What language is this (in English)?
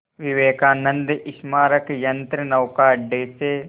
Hindi